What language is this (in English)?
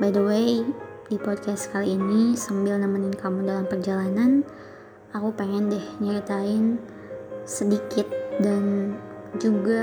Indonesian